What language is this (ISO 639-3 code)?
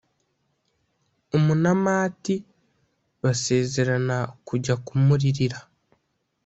kin